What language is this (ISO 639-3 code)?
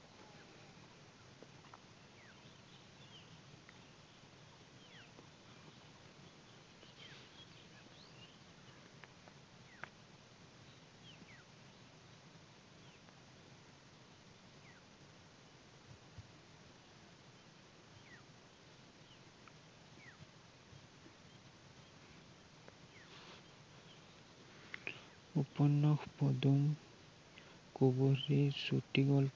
asm